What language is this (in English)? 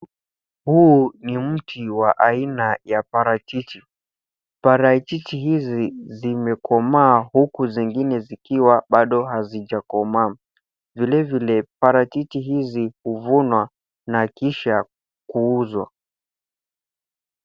Swahili